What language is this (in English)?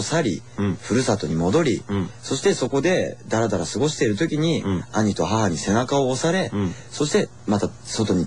Japanese